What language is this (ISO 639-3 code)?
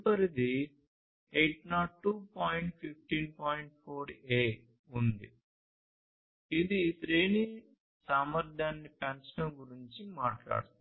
tel